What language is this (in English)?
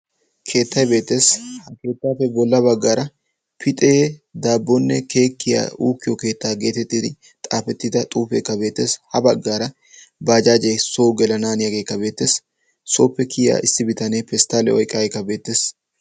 Wolaytta